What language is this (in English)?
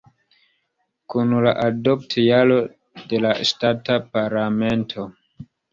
Esperanto